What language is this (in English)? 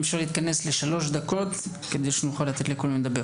Hebrew